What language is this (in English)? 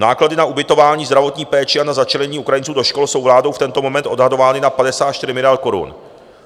Czech